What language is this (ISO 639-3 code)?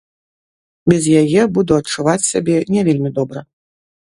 bel